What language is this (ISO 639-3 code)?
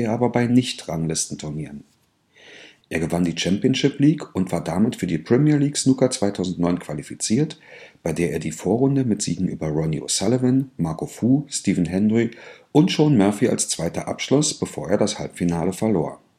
deu